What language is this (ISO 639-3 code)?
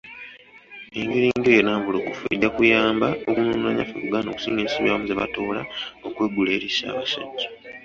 lug